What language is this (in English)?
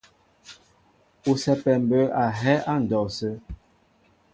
Mbo (Cameroon)